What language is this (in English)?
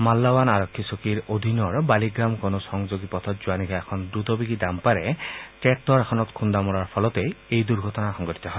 Assamese